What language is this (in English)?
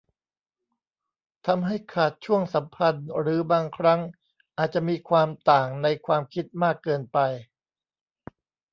Thai